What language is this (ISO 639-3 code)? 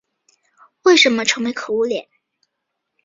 zho